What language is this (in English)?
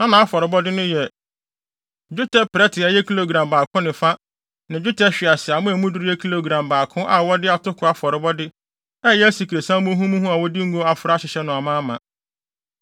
Akan